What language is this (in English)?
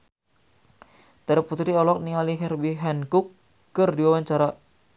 Sundanese